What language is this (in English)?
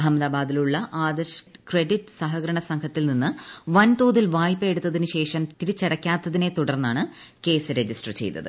Malayalam